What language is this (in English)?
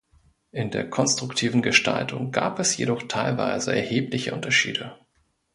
German